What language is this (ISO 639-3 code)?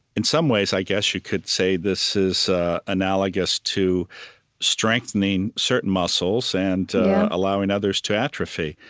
eng